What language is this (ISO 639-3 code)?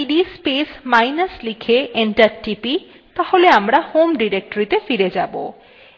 ben